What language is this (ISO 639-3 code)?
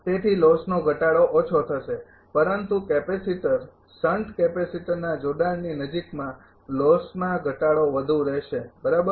guj